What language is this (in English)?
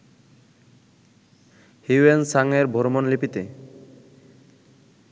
Bangla